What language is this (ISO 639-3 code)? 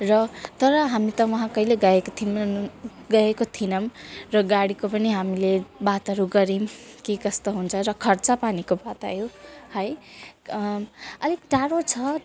nep